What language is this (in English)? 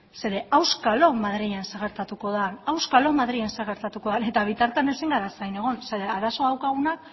Basque